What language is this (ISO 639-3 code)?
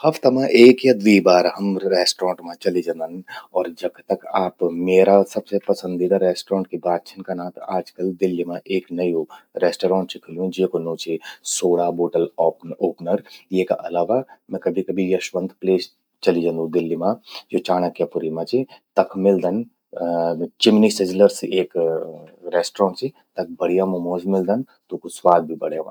gbm